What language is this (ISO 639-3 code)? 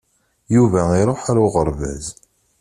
kab